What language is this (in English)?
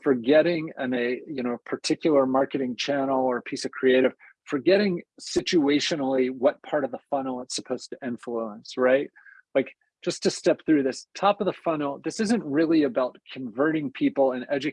English